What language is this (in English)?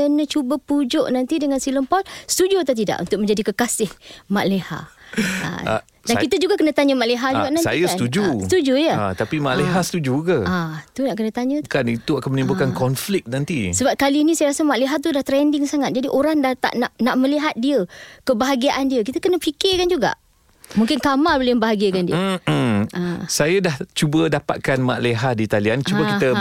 Malay